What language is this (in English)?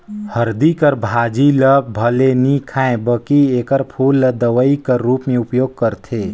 Chhattisgarhi